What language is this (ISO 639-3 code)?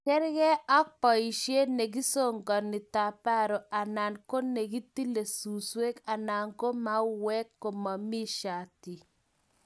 kln